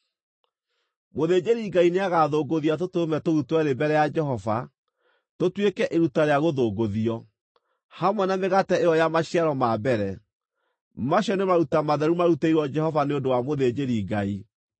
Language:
Kikuyu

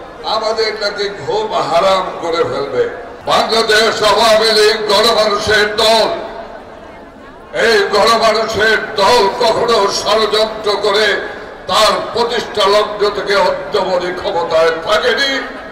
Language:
Arabic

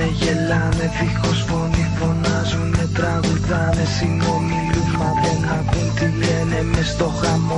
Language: Greek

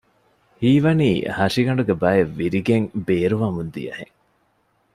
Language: Divehi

